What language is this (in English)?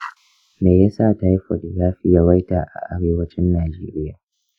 Hausa